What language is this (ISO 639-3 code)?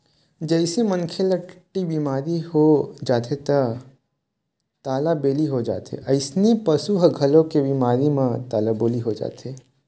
hne